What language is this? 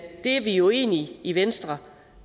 Danish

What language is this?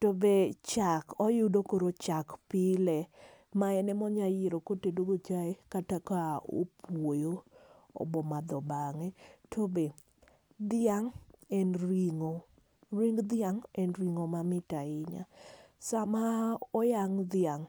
Luo (Kenya and Tanzania)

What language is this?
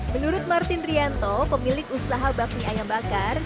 Indonesian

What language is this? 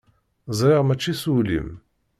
Kabyle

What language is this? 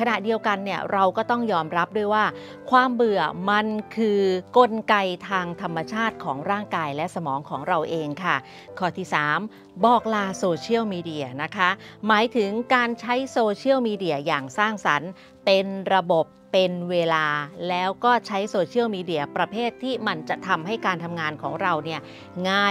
Thai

